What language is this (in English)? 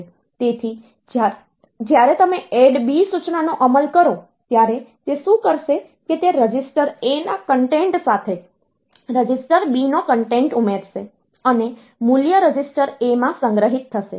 Gujarati